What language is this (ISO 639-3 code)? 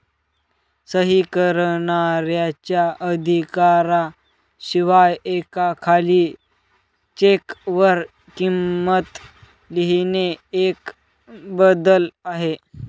mar